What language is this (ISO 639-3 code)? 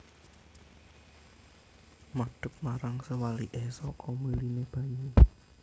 jav